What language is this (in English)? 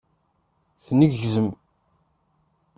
Kabyle